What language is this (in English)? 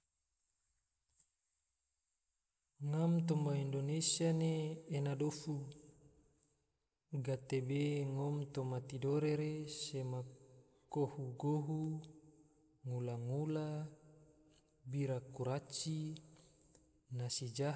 Tidore